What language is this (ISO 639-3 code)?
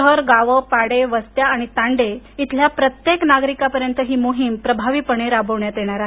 mar